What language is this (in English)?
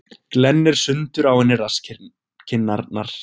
Icelandic